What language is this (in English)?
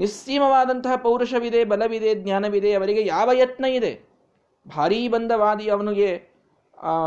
Kannada